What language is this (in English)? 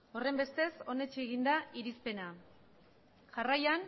Basque